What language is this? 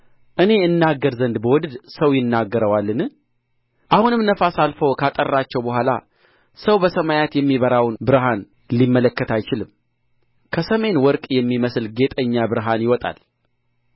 Amharic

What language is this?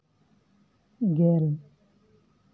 Santali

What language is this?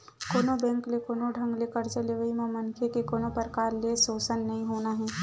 Chhattisgarhi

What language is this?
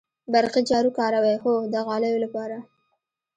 Pashto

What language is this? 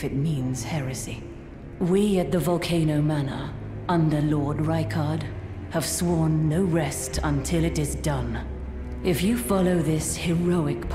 Polish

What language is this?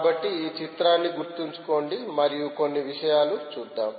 Telugu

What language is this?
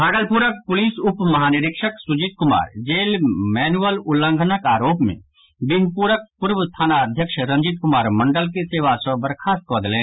Maithili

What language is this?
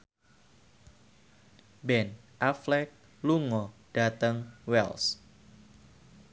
Javanese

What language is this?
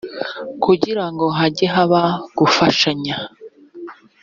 Kinyarwanda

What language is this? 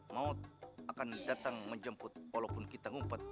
Indonesian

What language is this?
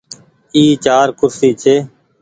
Goaria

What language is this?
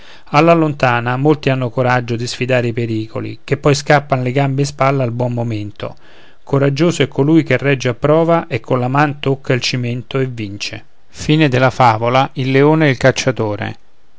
Italian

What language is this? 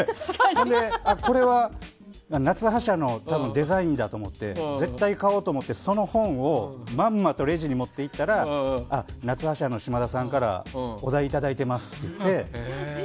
Japanese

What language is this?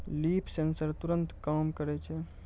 Maithili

